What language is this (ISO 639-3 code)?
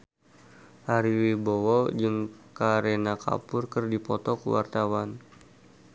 sun